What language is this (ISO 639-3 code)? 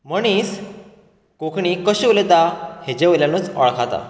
kok